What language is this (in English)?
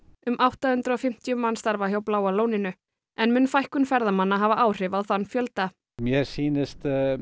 Icelandic